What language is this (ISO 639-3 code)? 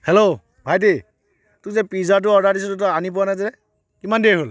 asm